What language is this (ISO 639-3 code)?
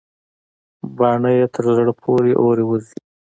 pus